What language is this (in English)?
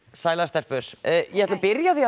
Icelandic